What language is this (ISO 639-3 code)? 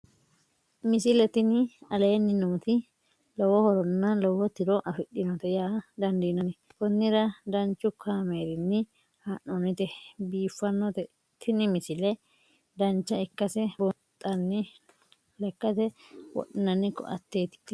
sid